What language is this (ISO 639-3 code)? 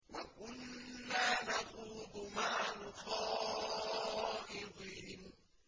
ara